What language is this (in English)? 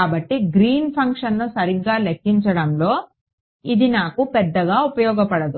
Telugu